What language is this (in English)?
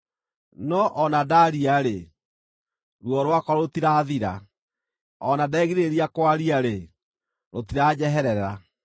Kikuyu